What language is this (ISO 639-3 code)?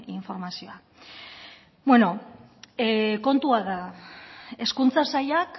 eus